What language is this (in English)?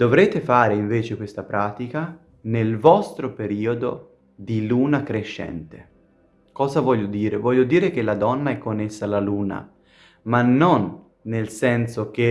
Italian